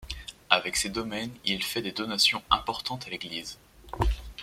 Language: French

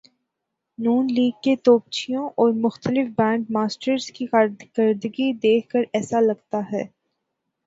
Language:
Urdu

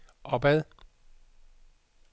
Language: Danish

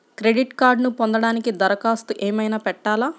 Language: Telugu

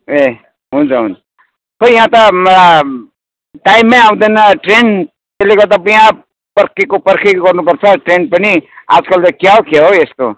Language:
Nepali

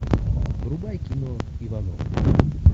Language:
Russian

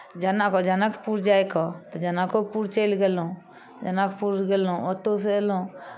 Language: Maithili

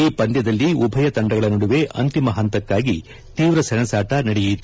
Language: Kannada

